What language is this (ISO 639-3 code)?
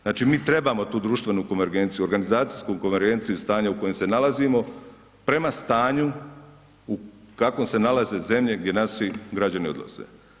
hrv